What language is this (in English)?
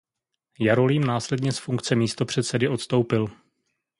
Czech